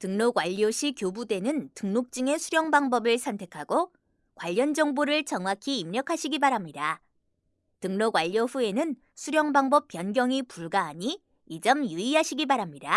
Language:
Korean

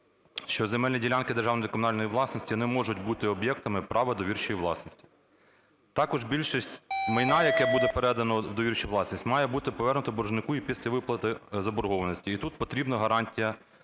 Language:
Ukrainian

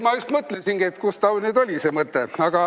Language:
Estonian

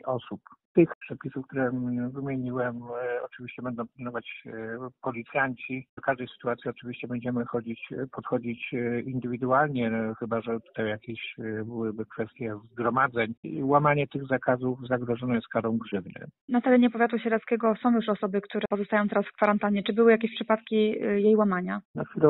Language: Polish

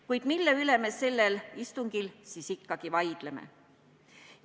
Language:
Estonian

